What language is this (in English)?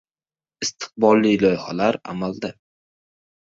Uzbek